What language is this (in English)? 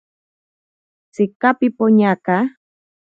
Ashéninka Perené